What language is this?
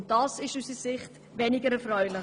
Swiss German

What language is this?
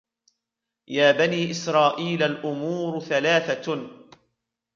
Arabic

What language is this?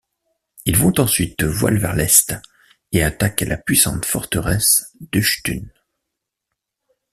French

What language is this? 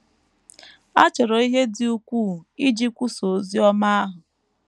Igbo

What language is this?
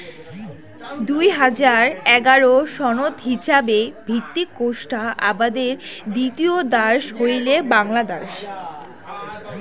Bangla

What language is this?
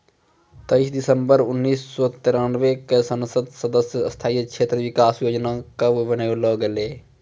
Maithili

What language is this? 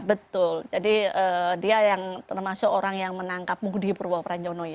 Indonesian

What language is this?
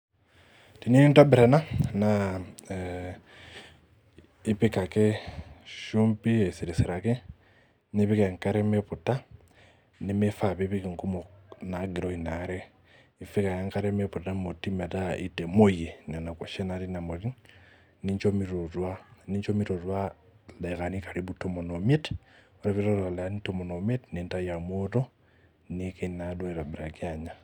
Masai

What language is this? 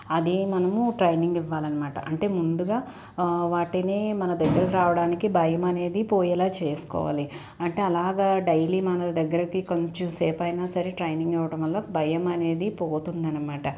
Telugu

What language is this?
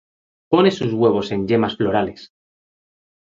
Spanish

